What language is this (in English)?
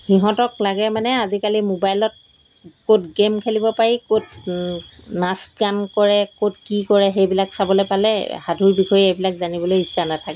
Assamese